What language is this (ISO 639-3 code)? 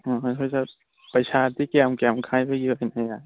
mni